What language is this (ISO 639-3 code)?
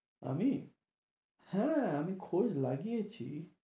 ben